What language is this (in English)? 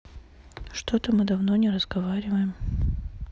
Russian